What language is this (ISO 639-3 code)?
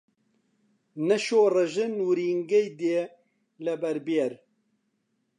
ckb